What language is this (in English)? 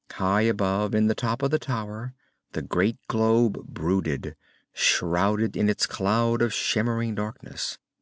English